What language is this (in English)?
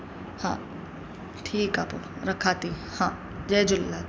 Sindhi